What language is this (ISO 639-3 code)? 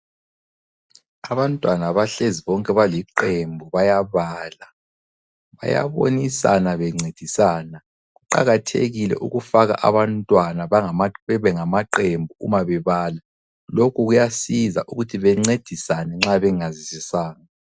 nde